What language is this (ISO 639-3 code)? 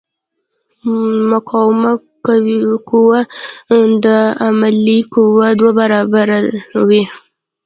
pus